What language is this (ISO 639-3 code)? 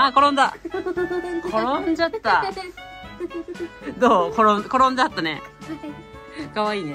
jpn